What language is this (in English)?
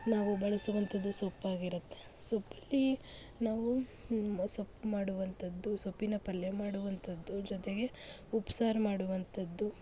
Kannada